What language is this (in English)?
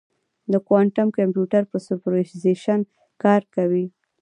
Pashto